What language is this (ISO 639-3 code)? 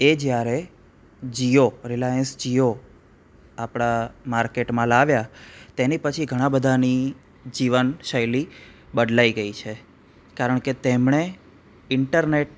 guj